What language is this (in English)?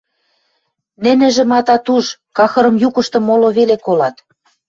Western Mari